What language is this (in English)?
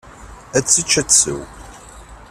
Kabyle